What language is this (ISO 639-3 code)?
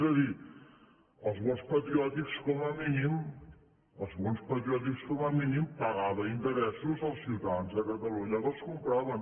cat